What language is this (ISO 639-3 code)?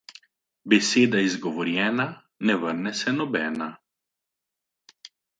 slv